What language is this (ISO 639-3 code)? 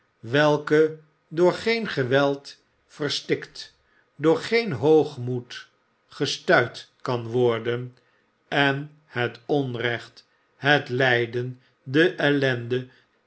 nld